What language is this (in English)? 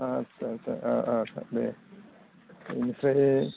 Bodo